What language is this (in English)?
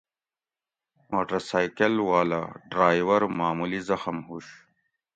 Gawri